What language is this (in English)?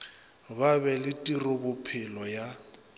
Northern Sotho